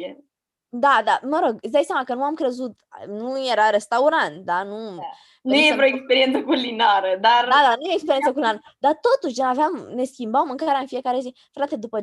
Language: Romanian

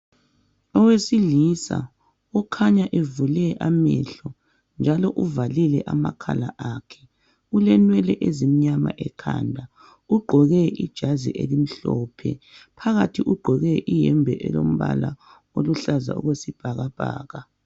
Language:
North Ndebele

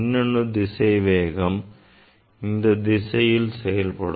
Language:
Tamil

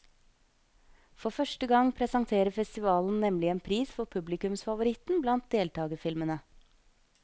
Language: Norwegian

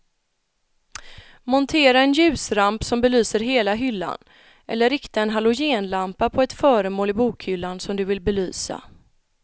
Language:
Swedish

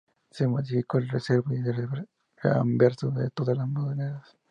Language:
Spanish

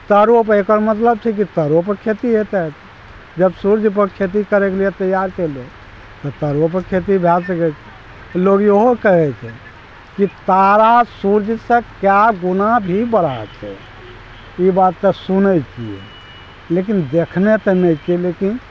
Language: Maithili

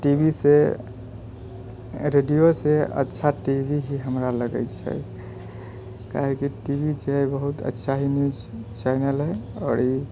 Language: Maithili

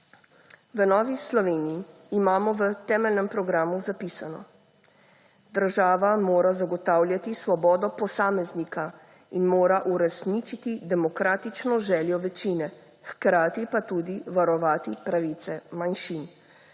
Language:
Slovenian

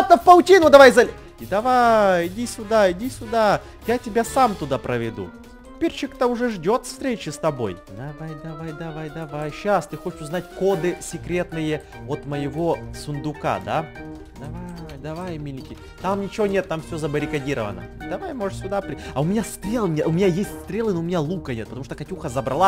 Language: Russian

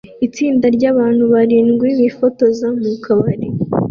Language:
Kinyarwanda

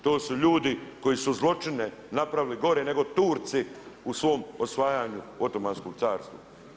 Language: Croatian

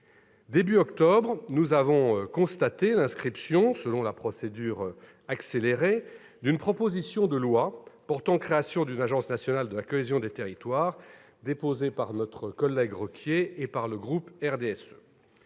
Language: French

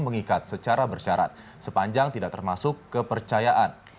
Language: Indonesian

